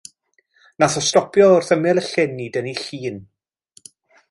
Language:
Welsh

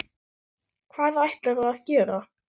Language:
Icelandic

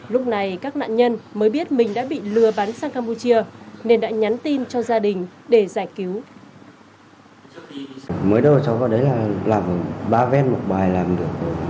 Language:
Vietnamese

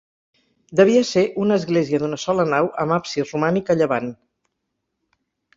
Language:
Catalan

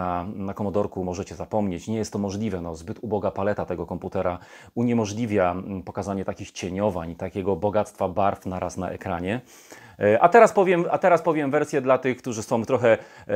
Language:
Polish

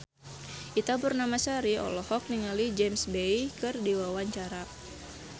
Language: Sundanese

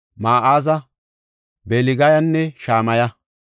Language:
Gofa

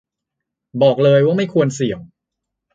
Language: Thai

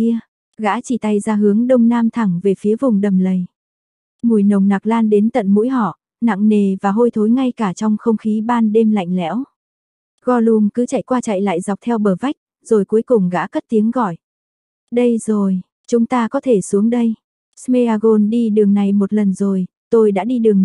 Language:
Vietnamese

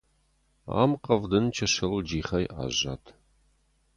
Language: Ossetic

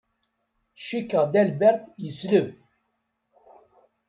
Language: Kabyle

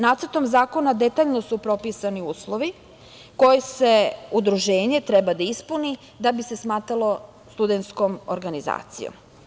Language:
Serbian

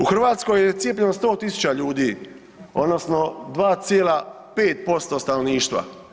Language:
Croatian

